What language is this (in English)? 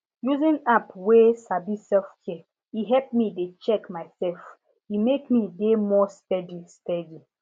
Nigerian Pidgin